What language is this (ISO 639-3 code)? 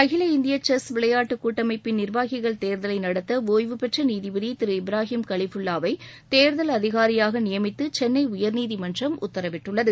tam